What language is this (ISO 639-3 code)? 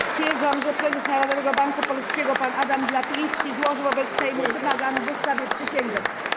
pol